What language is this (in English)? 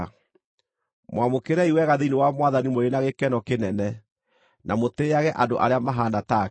Kikuyu